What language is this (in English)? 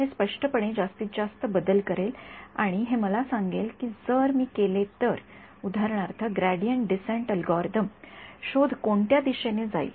Marathi